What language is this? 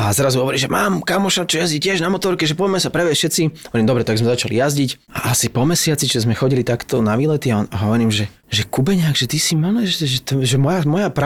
Slovak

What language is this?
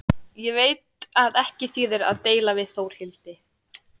Icelandic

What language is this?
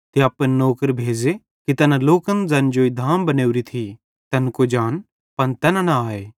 Bhadrawahi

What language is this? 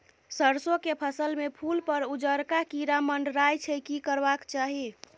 Maithili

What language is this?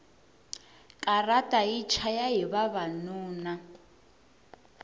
Tsonga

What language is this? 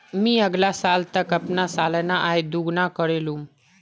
Magahi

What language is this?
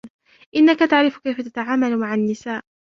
Arabic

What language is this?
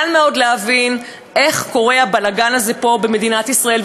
Hebrew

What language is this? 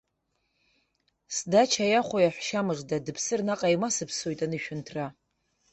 Abkhazian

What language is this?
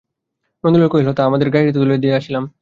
Bangla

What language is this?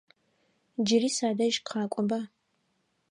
Adyghe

